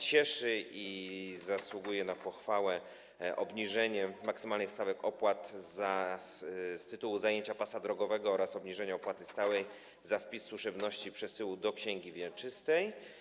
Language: Polish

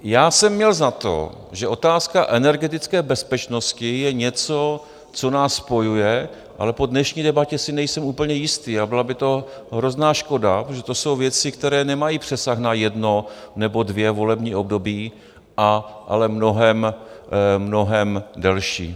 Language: Czech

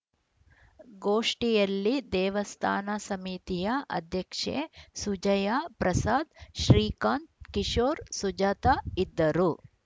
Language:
Kannada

